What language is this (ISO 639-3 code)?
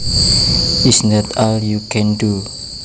jav